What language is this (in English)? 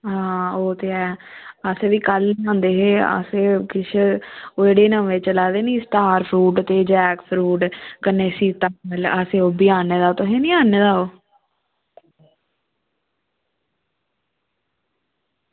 Dogri